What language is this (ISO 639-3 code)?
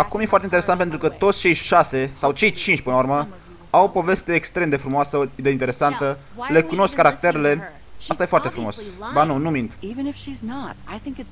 ron